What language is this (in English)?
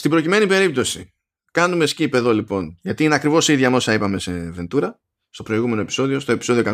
Greek